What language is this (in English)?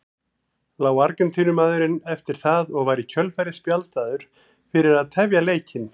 Icelandic